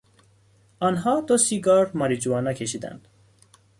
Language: Persian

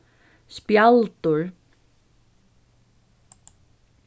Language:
Faroese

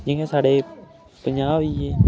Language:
Dogri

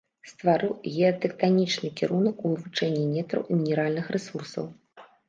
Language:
Belarusian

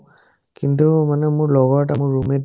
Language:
Assamese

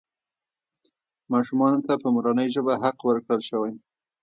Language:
Pashto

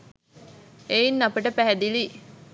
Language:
Sinhala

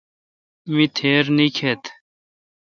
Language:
Kalkoti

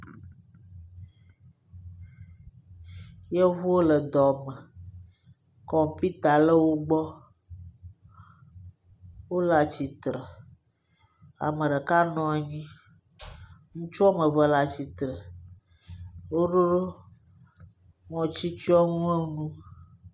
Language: Ewe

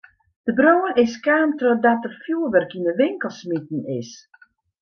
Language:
Western Frisian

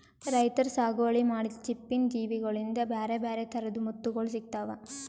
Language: Kannada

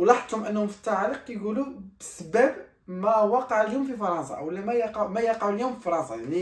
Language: Arabic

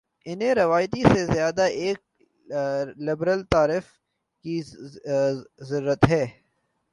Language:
Urdu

